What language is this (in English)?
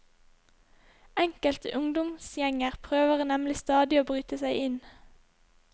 Norwegian